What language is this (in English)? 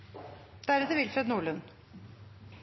Norwegian Bokmål